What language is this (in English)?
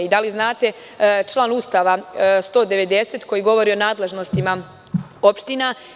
Serbian